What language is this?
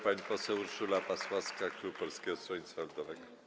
Polish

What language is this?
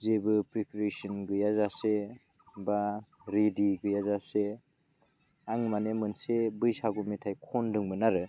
Bodo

